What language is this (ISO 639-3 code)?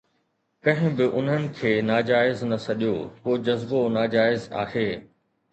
snd